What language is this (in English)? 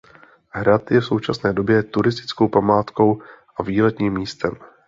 Czech